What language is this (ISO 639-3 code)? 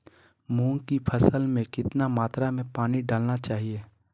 mag